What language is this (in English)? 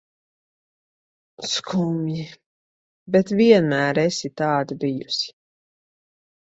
Latvian